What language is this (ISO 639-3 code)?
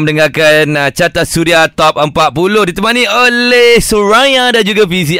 msa